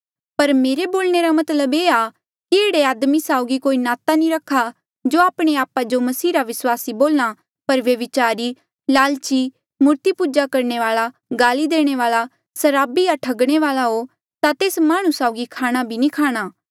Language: Mandeali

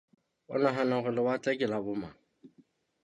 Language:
Southern Sotho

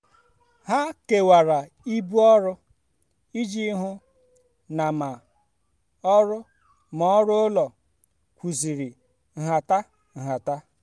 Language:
Igbo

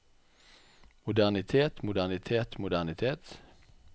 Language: Norwegian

